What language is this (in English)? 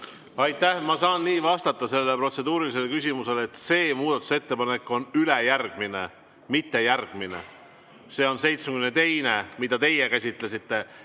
Estonian